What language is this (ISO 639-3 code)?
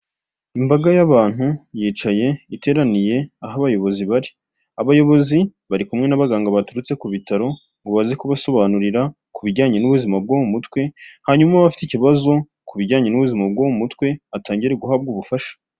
kin